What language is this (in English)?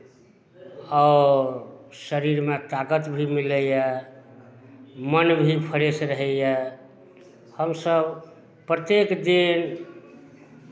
Maithili